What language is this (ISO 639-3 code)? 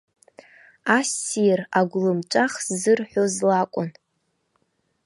abk